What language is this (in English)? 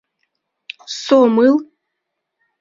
Mari